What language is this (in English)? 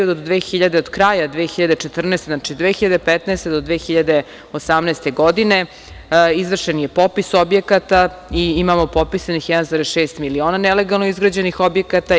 Serbian